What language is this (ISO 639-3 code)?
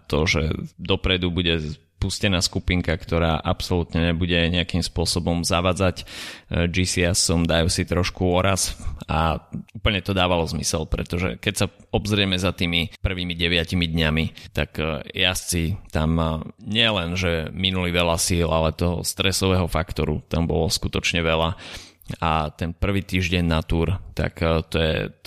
slk